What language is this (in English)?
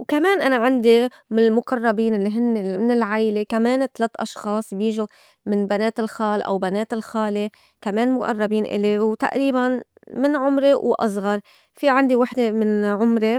North Levantine Arabic